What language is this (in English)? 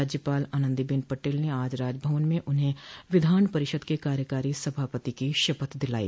Hindi